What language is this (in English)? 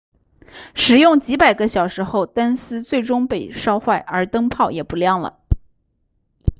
Chinese